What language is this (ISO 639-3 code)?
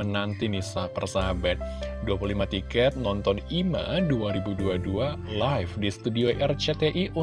ind